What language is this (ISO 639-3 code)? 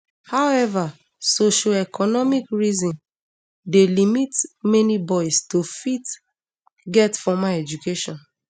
pcm